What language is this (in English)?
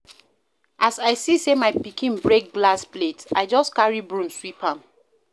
Nigerian Pidgin